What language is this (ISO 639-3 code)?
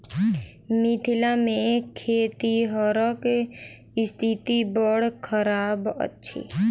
mai